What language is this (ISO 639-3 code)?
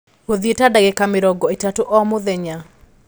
kik